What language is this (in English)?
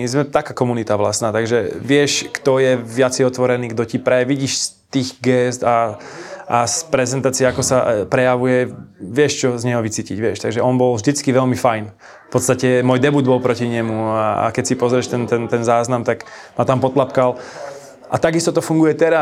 Slovak